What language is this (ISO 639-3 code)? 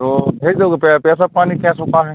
hin